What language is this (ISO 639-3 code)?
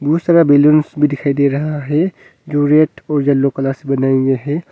hin